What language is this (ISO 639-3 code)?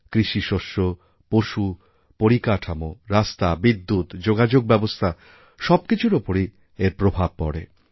ben